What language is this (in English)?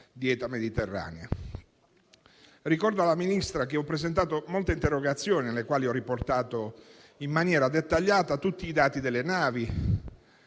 Italian